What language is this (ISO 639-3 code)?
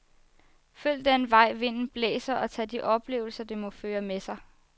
dan